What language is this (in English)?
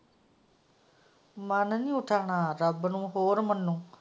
Punjabi